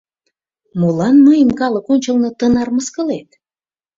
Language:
Mari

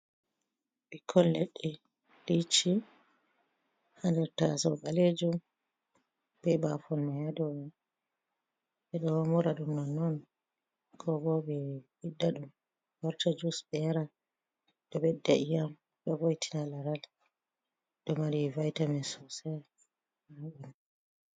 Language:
Fula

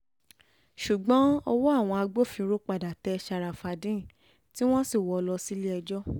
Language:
Yoruba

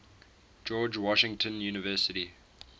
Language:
English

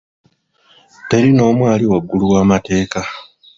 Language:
Ganda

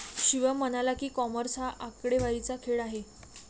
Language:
Marathi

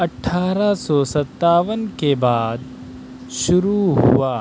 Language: Urdu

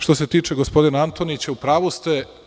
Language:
Serbian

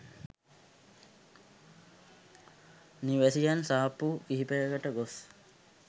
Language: Sinhala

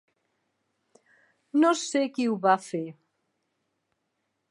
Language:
Catalan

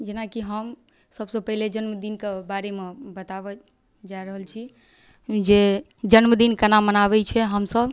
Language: Maithili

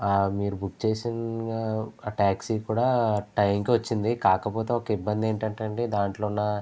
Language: Telugu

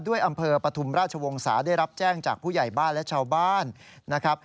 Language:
Thai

